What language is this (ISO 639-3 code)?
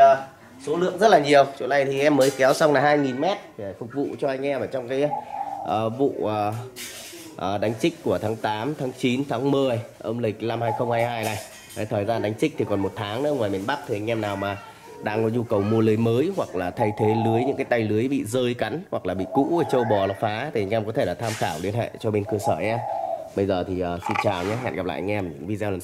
vie